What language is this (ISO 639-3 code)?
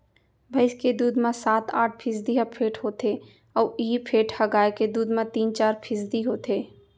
hne